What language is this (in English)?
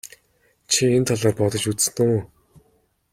Mongolian